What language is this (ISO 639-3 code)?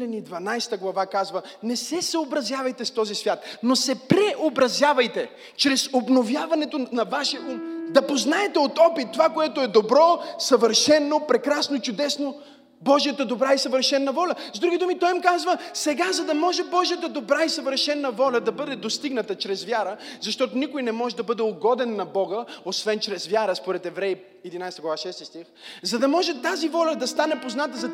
bul